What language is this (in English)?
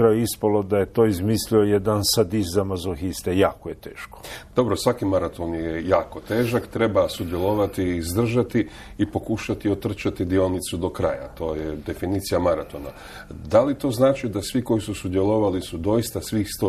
Croatian